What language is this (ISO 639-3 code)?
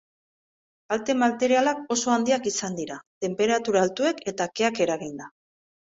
eus